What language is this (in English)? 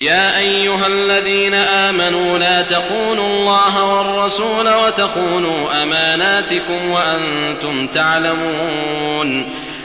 Arabic